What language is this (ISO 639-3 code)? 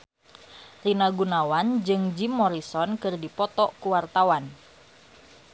sun